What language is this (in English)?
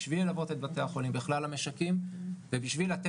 Hebrew